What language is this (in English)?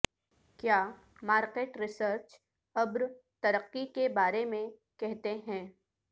Urdu